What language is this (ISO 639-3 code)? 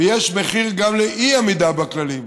heb